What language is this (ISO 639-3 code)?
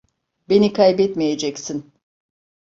tur